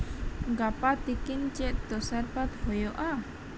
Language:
Santali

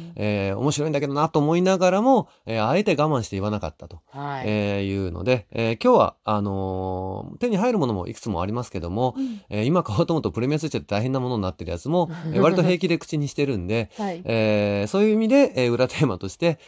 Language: Japanese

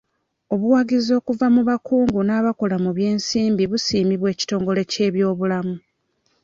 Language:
Ganda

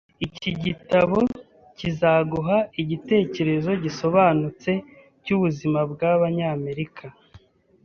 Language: Kinyarwanda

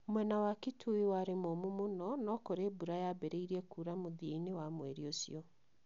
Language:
Kikuyu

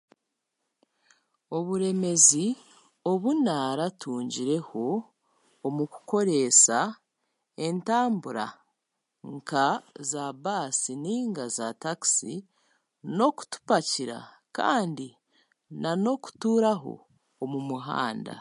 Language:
Chiga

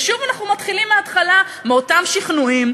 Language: Hebrew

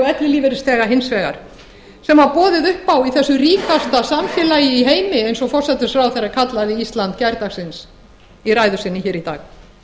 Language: Icelandic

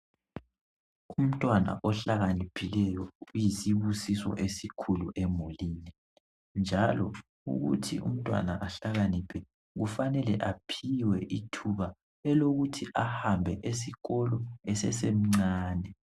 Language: North Ndebele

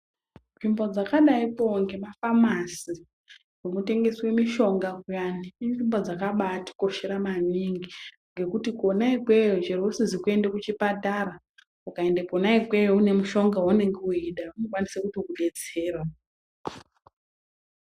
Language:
Ndau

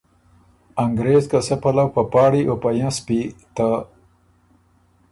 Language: Ormuri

